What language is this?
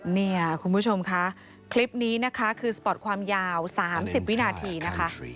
Thai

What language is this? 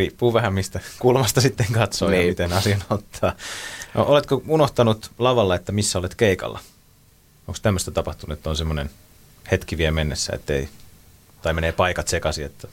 Finnish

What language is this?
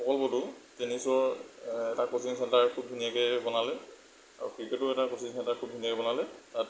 Assamese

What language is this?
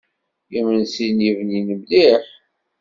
Kabyle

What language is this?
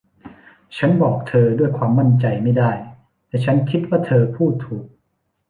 Thai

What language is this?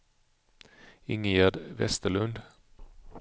Swedish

